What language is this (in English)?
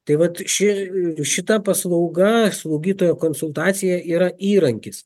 Lithuanian